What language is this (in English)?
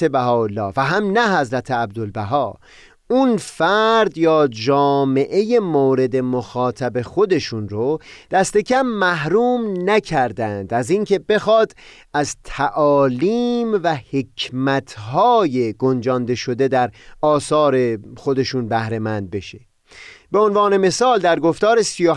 Persian